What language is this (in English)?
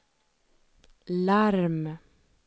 Swedish